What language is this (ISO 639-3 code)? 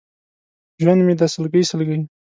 pus